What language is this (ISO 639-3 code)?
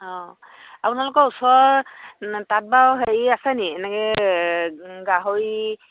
asm